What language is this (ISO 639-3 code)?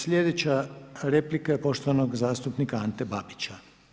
hrv